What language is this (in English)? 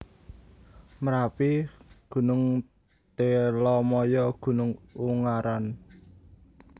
Javanese